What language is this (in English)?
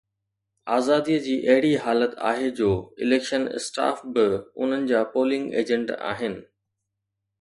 Sindhi